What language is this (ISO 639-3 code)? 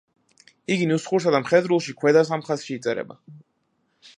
kat